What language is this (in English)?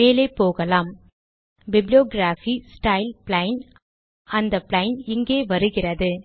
Tamil